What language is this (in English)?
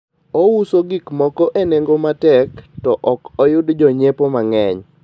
Luo (Kenya and Tanzania)